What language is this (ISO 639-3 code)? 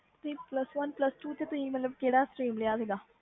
pan